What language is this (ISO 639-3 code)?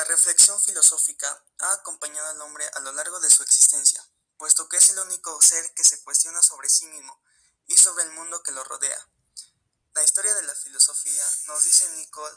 spa